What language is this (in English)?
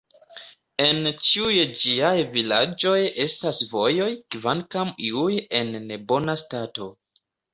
Esperanto